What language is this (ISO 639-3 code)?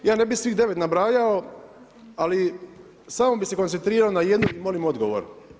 hrv